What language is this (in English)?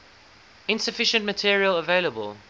English